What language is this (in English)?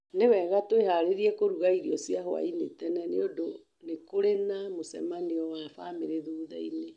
Kikuyu